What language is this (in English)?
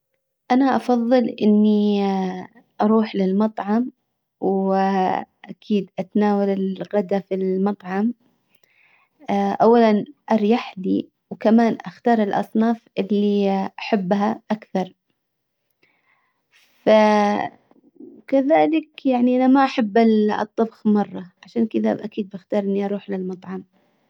Hijazi Arabic